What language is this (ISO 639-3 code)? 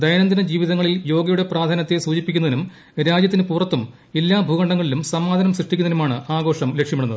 mal